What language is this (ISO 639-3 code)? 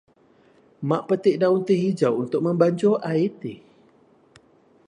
msa